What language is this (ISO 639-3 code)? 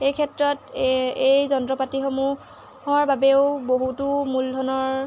asm